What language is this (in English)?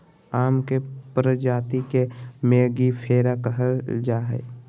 Magahi